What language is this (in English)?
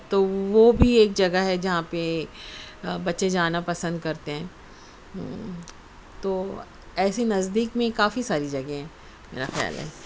Urdu